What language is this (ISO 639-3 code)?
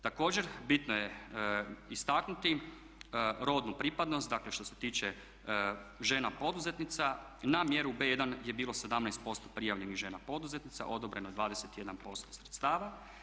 hrv